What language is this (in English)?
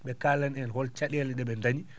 Fula